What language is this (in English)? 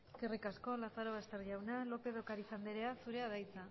Basque